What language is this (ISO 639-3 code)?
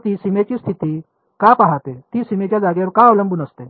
mar